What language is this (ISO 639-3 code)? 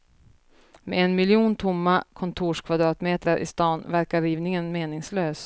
swe